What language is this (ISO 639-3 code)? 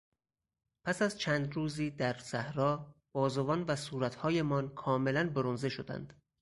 fas